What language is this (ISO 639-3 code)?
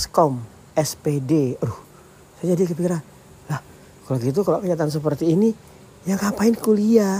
ind